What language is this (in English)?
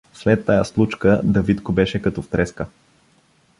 Bulgarian